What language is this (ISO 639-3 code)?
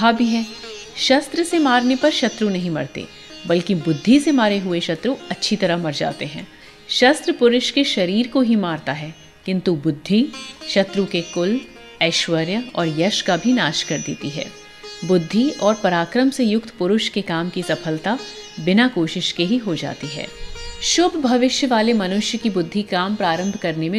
hin